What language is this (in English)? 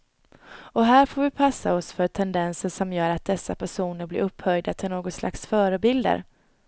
Swedish